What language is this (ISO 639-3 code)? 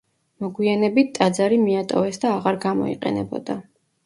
kat